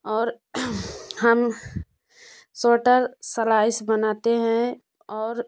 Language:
Hindi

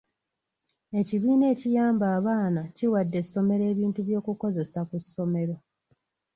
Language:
Ganda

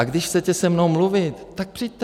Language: Czech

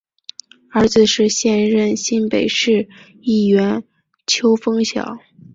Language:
Chinese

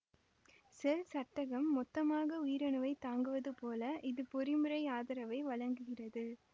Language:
Tamil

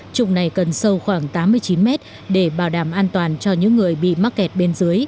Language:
Vietnamese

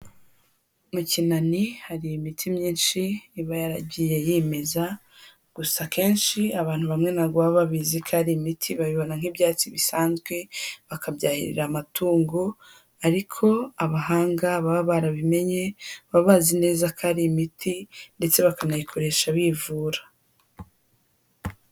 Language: Kinyarwanda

